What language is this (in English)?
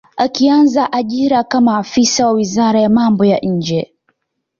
Swahili